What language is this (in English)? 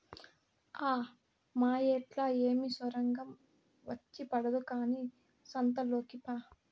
Telugu